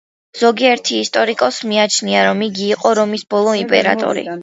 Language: Georgian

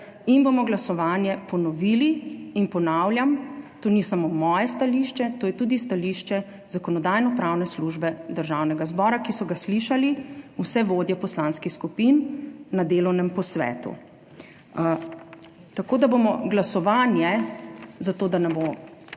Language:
Slovenian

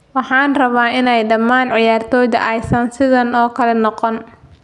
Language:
Somali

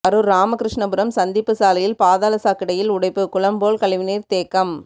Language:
Tamil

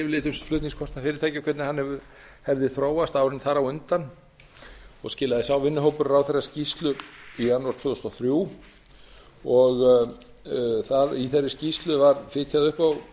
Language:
Icelandic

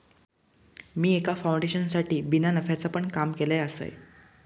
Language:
Marathi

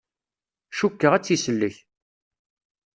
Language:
Kabyle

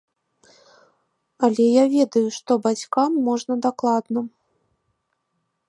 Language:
Belarusian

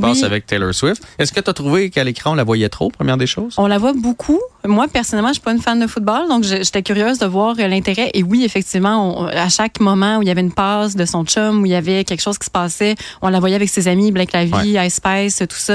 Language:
French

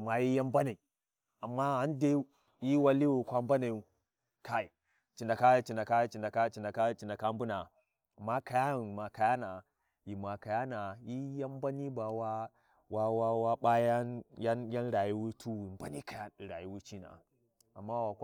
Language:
Warji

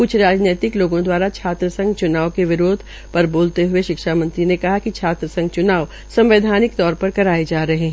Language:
Hindi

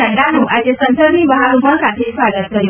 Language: Gujarati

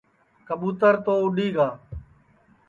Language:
Sansi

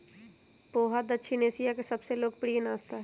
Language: Magahi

